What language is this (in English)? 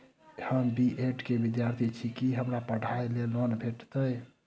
Maithili